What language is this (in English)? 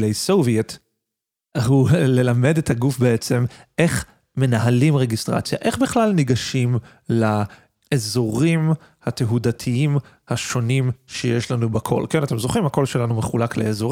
Hebrew